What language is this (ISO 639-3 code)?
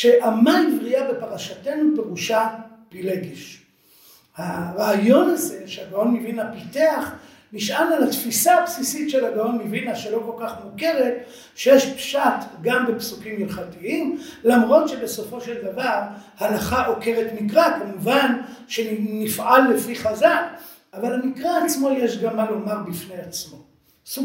heb